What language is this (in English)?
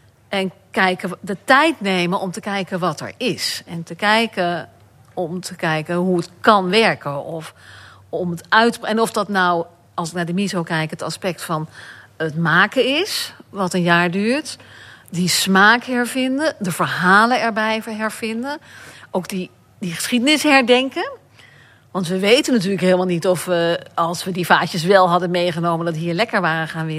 Dutch